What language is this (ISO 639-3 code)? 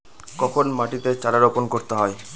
ben